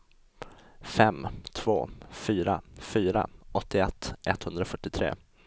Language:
Swedish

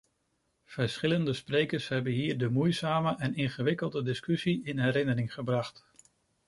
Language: Dutch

